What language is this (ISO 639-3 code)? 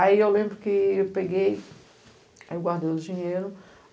por